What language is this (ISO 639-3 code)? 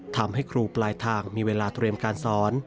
tha